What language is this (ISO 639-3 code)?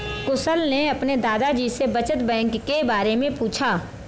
hin